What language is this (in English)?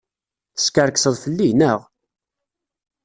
Kabyle